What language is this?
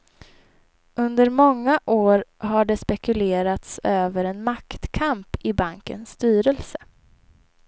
Swedish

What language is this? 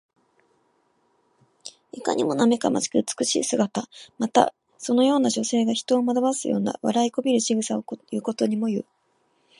Japanese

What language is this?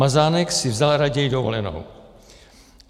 Czech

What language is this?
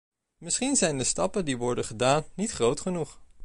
Dutch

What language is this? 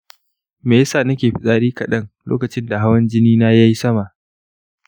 Hausa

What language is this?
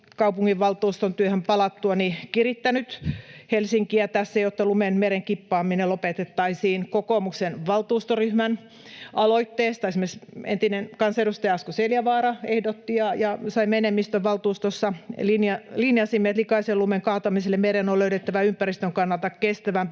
Finnish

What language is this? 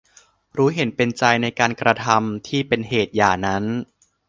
Thai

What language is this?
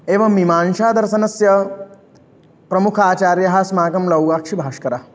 Sanskrit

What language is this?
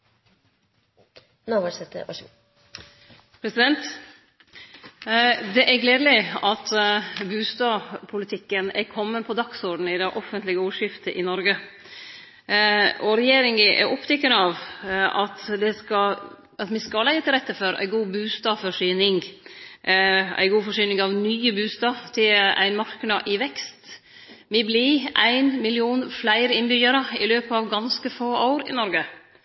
Norwegian Nynorsk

